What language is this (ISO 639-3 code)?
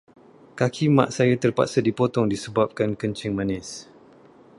msa